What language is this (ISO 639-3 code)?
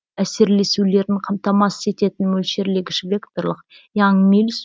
kaz